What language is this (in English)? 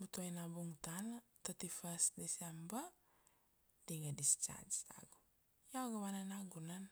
Kuanua